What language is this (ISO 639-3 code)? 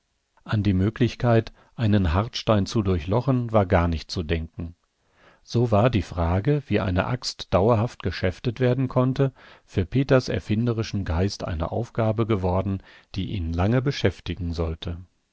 deu